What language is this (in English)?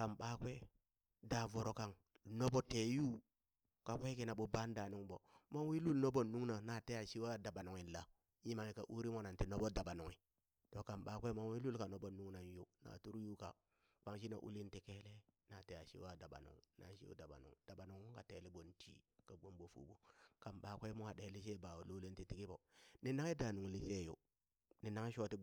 Burak